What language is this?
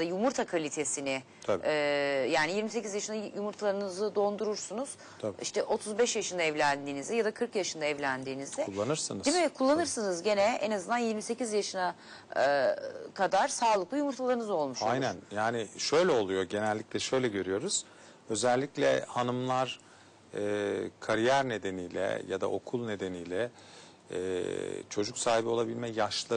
Turkish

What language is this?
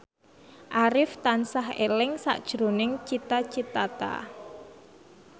Javanese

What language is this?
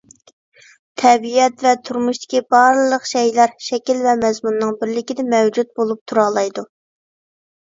Uyghur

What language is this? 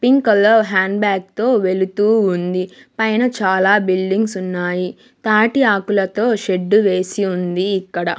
Telugu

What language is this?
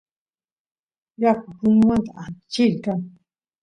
Santiago del Estero Quichua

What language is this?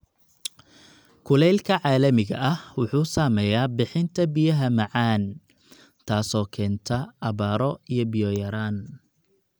Somali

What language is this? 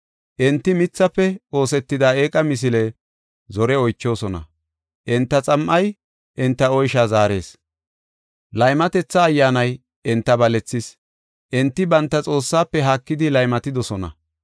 Gofa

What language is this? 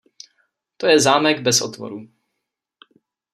Czech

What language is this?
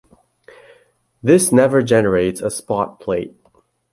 English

